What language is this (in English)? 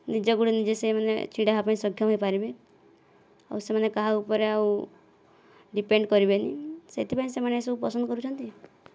Odia